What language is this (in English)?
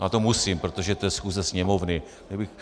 Czech